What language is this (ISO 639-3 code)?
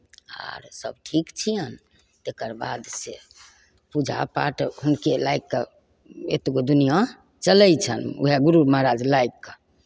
mai